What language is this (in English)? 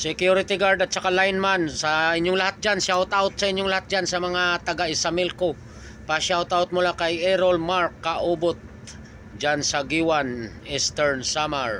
Filipino